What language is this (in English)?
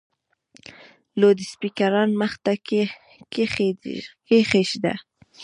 Pashto